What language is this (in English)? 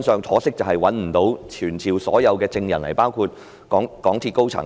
Cantonese